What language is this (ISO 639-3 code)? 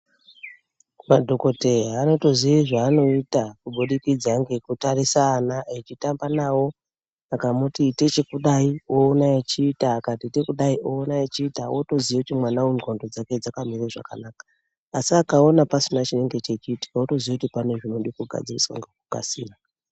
ndc